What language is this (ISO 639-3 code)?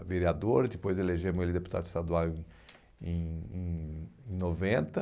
por